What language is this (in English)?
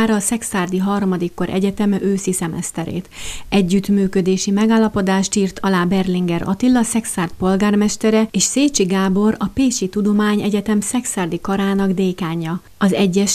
Hungarian